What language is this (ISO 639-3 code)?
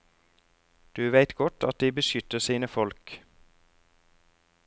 nor